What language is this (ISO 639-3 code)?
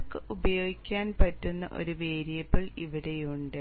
mal